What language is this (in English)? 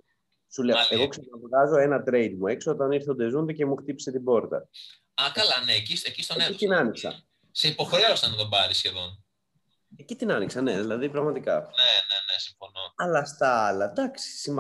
Greek